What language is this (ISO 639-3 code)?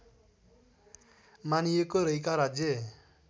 nep